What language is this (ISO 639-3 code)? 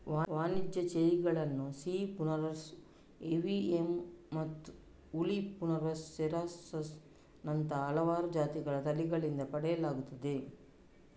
kan